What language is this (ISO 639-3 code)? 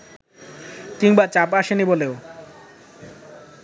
ben